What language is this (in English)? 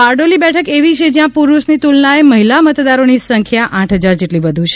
Gujarati